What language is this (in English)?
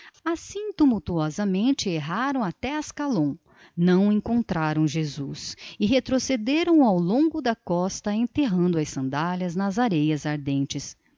Portuguese